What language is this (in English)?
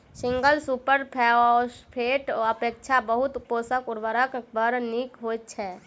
Maithili